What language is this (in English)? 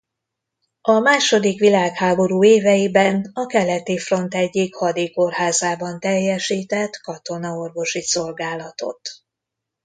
Hungarian